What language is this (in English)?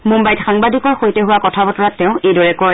Assamese